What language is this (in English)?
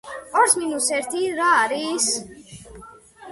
Georgian